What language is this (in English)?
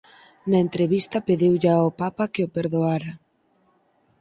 Galician